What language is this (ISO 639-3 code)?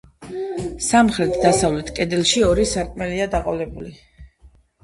kat